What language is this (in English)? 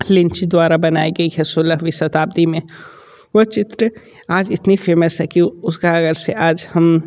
Hindi